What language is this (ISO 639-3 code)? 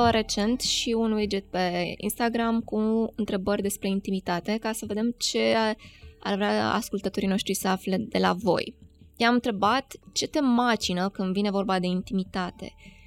ron